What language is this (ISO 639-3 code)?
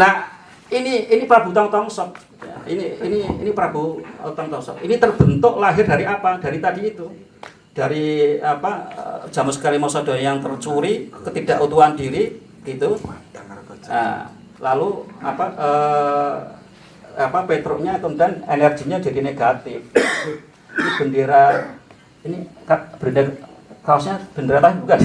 ind